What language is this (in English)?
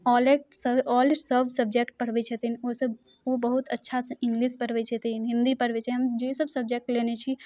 Maithili